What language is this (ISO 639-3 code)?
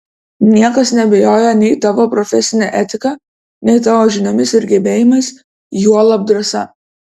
lit